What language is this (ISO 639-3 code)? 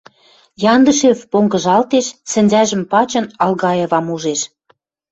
mrj